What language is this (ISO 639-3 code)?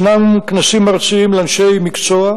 heb